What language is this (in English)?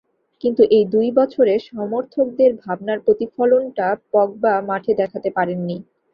Bangla